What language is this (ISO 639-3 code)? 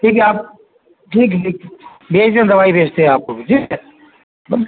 urd